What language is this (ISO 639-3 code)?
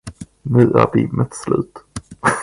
swe